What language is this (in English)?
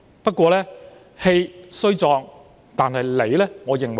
Cantonese